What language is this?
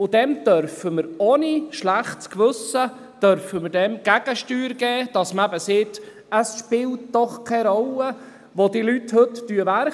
Swiss German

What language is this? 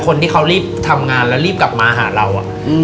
Thai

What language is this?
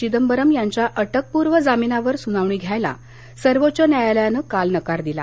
Marathi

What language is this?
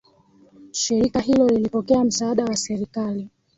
Swahili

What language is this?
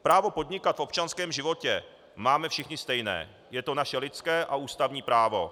Czech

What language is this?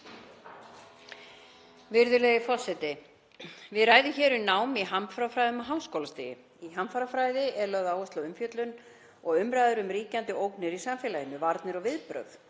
Icelandic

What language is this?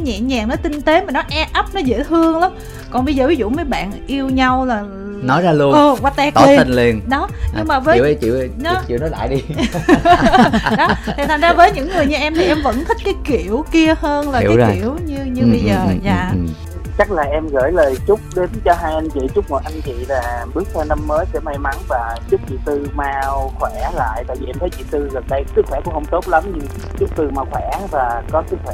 Vietnamese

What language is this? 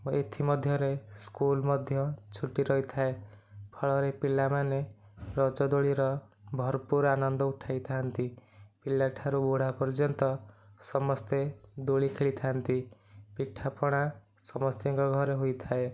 Odia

